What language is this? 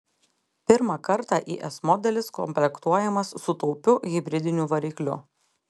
Lithuanian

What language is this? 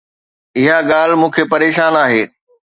Sindhi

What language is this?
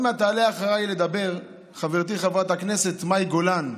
Hebrew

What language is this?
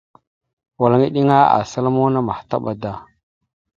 Mada (Cameroon)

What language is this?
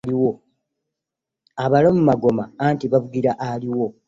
Ganda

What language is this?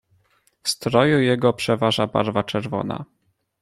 Polish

